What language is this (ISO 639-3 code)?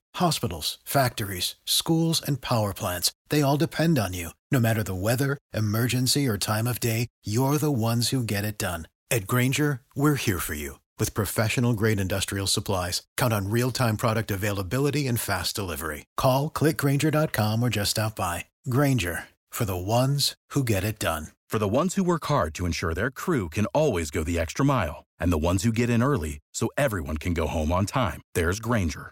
ron